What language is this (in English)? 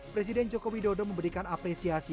Indonesian